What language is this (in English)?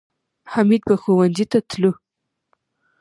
Pashto